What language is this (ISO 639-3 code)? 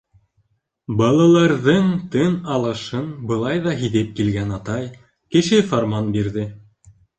bak